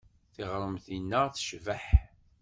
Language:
Kabyle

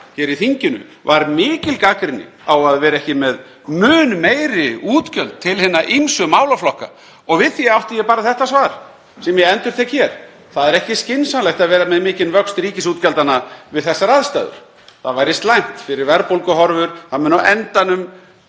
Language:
Icelandic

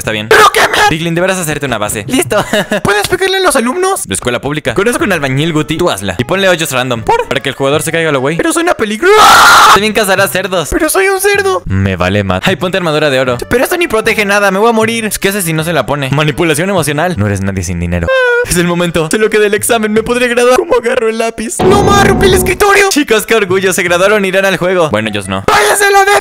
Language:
Spanish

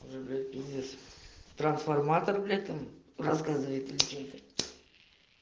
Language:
Russian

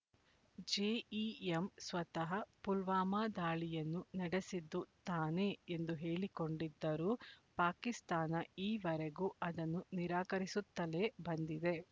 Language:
Kannada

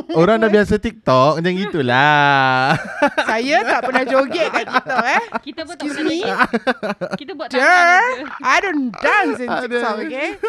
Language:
Malay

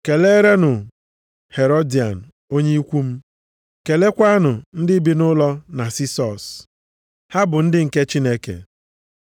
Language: Igbo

